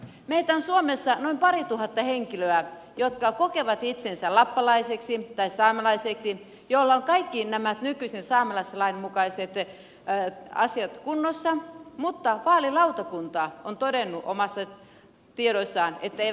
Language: Finnish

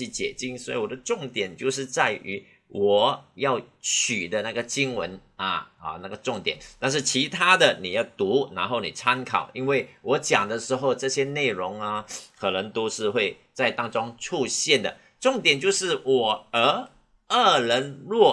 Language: Chinese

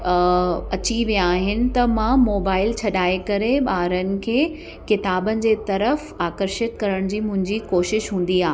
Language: Sindhi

